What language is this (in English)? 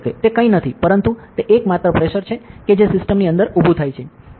Gujarati